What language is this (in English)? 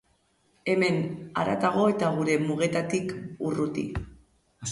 Basque